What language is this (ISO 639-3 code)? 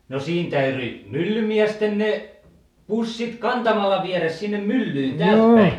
fin